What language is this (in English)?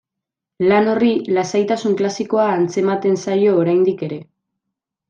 Basque